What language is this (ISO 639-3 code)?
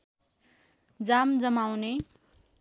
nep